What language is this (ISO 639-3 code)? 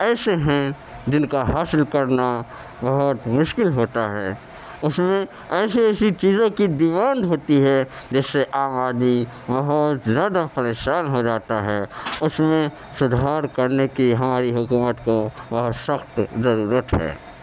urd